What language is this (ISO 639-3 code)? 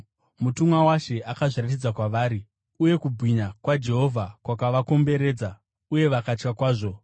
sna